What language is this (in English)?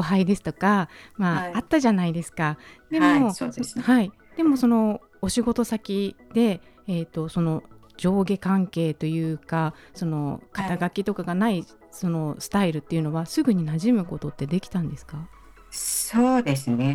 Japanese